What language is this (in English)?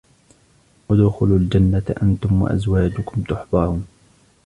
Arabic